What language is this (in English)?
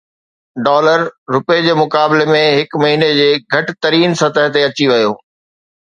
Sindhi